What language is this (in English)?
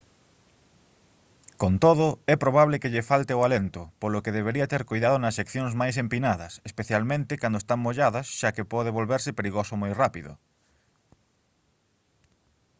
Galician